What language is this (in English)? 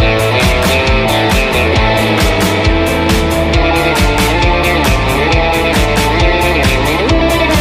Indonesian